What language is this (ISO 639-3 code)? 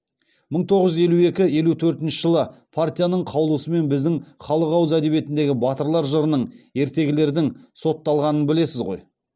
kaz